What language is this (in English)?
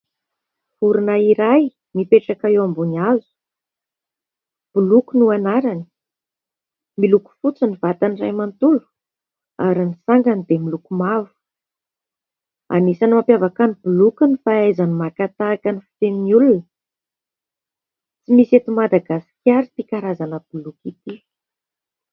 Malagasy